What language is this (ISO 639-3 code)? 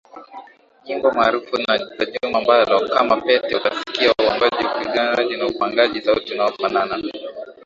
swa